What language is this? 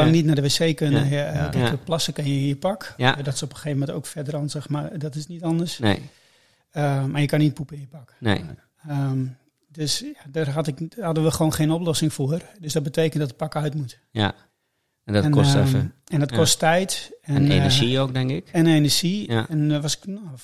Dutch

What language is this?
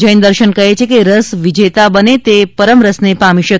Gujarati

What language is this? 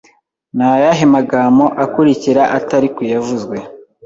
Kinyarwanda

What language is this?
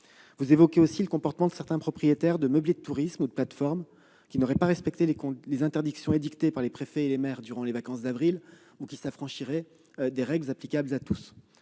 French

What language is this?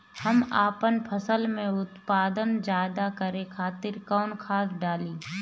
Bhojpuri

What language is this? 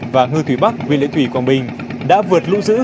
Vietnamese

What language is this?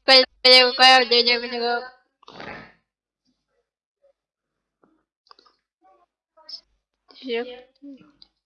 Russian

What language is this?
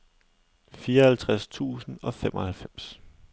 Danish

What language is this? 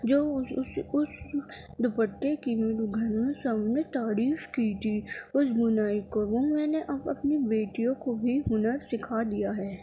Urdu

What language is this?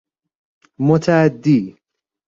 Persian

